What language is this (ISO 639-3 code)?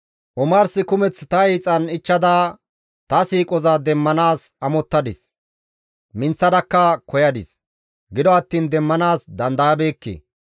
gmv